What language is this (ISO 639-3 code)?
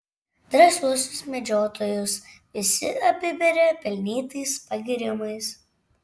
lit